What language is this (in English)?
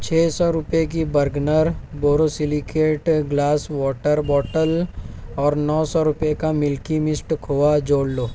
Urdu